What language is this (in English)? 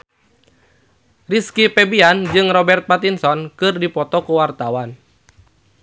Sundanese